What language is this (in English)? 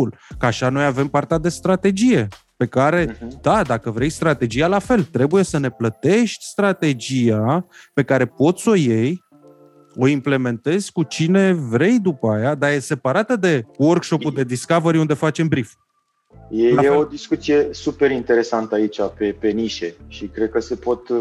Romanian